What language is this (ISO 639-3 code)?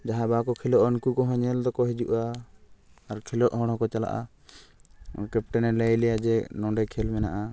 sat